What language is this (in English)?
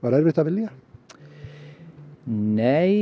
Icelandic